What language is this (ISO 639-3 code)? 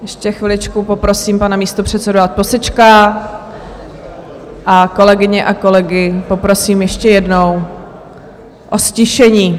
ces